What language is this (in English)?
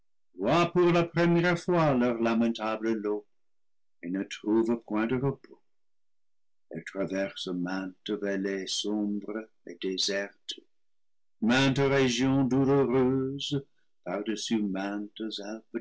French